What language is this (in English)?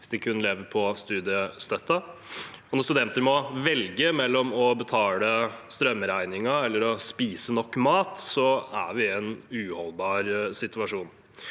Norwegian